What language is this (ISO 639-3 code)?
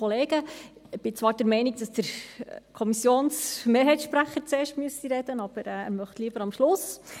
gsw